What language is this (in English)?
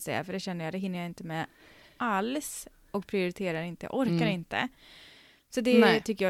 Swedish